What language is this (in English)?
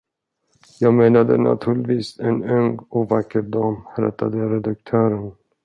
Swedish